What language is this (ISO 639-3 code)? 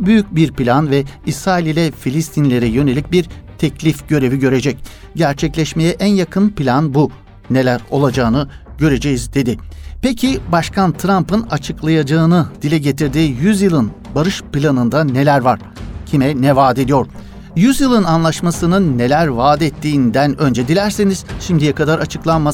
tur